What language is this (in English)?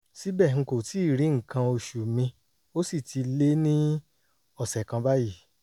Yoruba